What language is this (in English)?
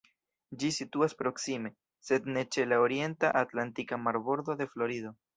Esperanto